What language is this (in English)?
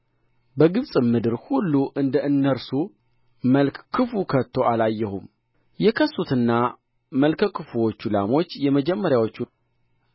Amharic